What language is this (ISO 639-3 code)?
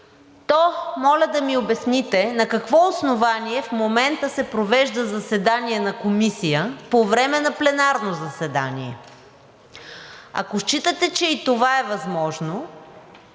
bul